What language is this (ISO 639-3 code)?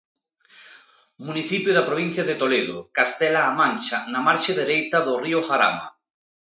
glg